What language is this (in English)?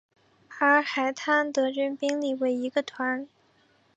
Chinese